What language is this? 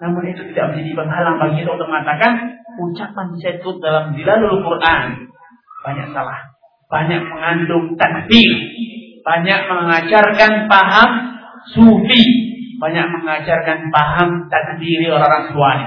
Malay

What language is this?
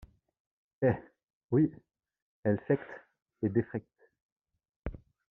French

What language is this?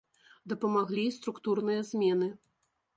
Belarusian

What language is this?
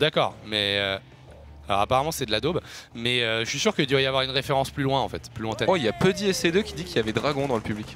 French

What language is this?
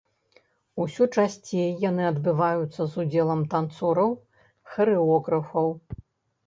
Belarusian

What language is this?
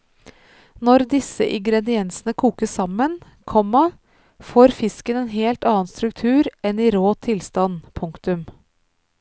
Norwegian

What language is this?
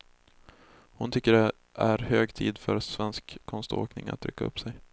Swedish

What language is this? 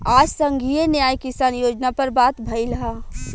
Bhojpuri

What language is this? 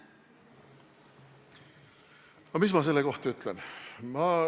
Estonian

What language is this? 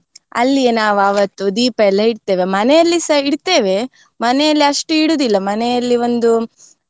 Kannada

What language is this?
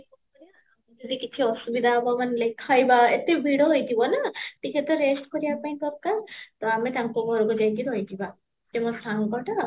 Odia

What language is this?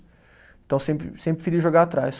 Portuguese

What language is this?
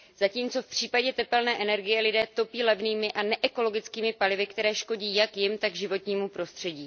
Czech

